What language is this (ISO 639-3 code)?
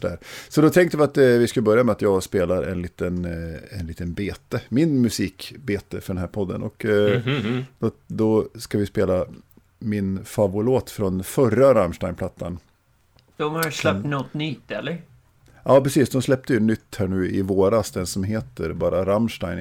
swe